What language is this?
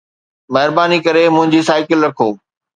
Sindhi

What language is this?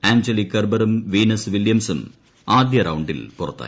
Malayalam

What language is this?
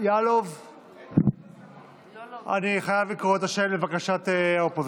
Hebrew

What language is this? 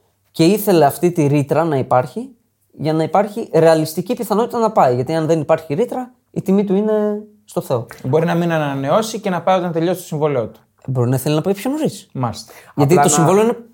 Greek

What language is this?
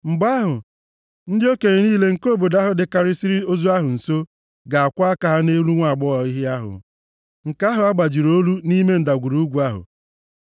Igbo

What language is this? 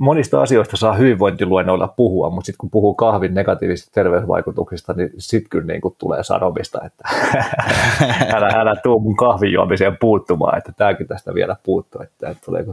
Finnish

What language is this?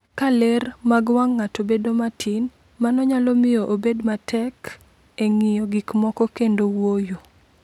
Luo (Kenya and Tanzania)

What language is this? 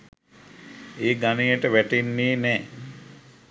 Sinhala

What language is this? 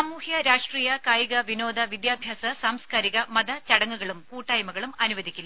Malayalam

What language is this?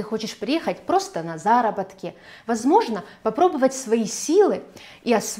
Russian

